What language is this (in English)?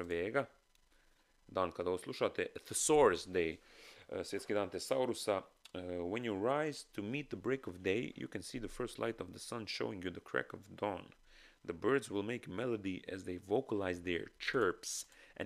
Croatian